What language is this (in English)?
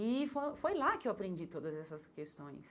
Portuguese